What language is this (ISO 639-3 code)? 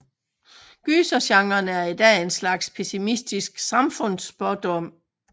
dan